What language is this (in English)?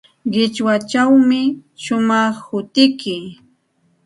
Santa Ana de Tusi Pasco Quechua